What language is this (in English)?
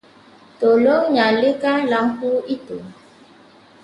Malay